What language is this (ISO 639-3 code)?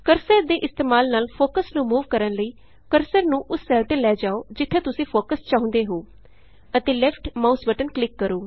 pan